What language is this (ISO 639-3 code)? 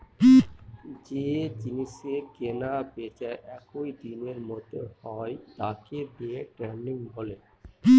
ben